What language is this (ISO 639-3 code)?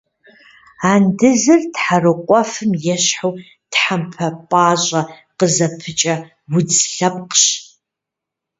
kbd